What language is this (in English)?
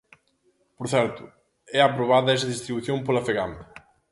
Galician